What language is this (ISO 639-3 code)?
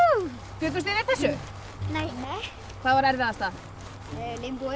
isl